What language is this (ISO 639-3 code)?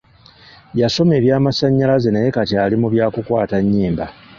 lug